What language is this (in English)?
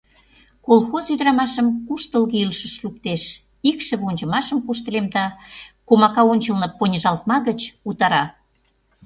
Mari